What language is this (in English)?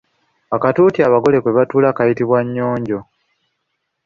Ganda